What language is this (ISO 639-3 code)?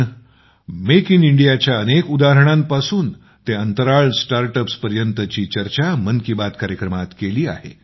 mar